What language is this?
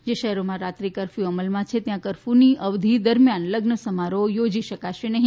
Gujarati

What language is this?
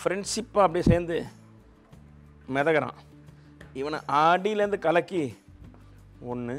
Hindi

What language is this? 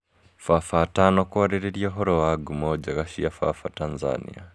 Kikuyu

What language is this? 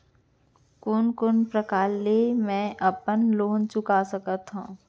Chhattisgarhi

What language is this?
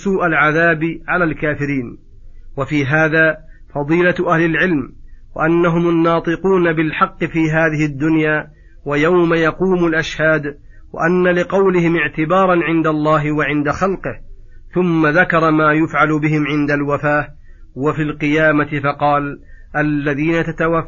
Arabic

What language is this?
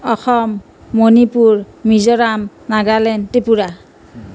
Assamese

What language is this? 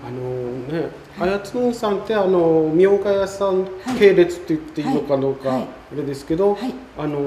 Japanese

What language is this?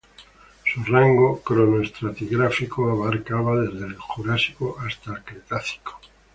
Spanish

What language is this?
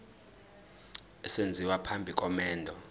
Zulu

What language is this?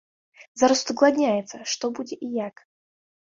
Belarusian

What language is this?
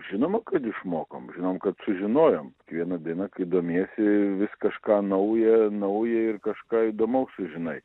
Lithuanian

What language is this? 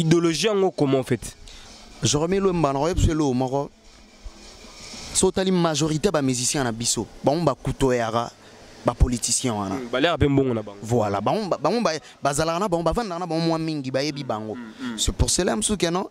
French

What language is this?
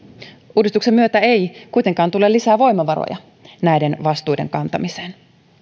Finnish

